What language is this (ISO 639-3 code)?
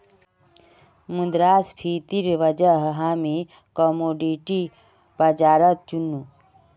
mag